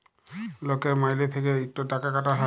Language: Bangla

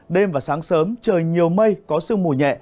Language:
Vietnamese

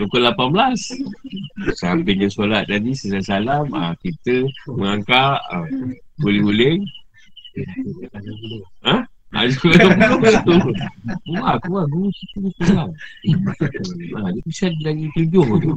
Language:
Malay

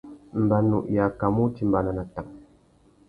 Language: Tuki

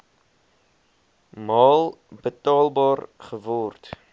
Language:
Afrikaans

